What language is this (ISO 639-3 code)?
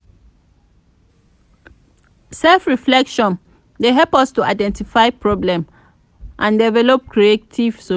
pcm